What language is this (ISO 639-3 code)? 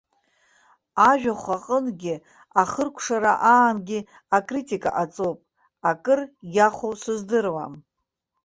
abk